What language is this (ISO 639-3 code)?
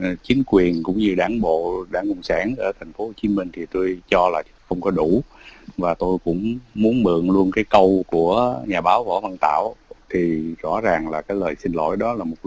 vie